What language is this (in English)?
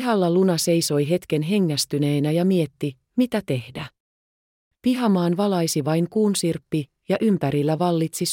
Finnish